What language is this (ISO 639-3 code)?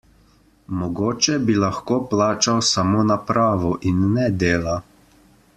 slv